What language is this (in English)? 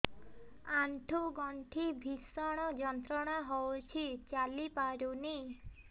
Odia